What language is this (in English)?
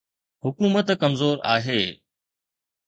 Sindhi